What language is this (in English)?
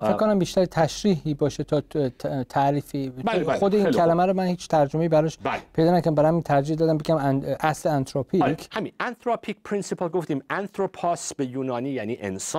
Persian